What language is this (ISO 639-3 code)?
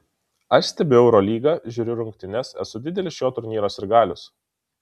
lit